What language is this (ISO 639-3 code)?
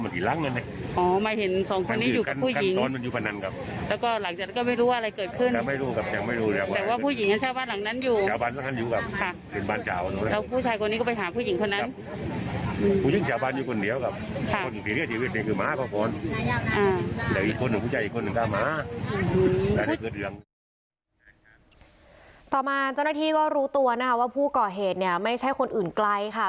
tha